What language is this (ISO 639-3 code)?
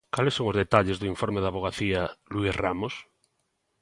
glg